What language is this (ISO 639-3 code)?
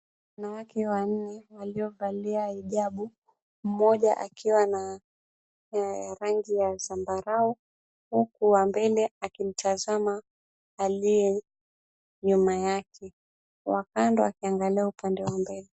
swa